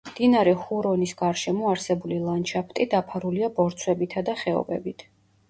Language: Georgian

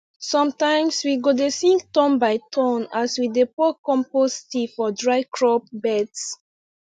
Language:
Nigerian Pidgin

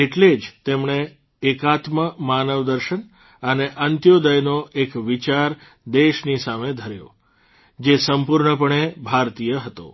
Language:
Gujarati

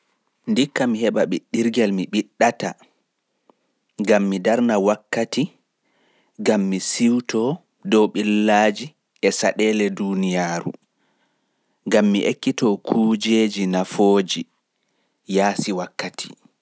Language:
Fula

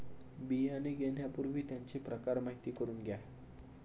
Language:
Marathi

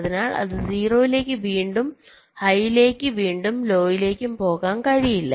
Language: Malayalam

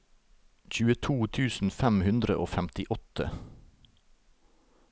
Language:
Norwegian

